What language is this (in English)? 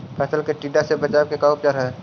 Magahi